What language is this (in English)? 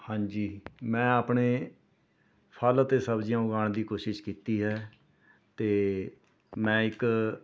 Punjabi